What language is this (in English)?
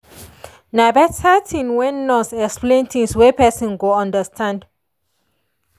Nigerian Pidgin